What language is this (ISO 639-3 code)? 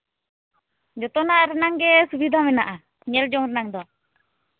sat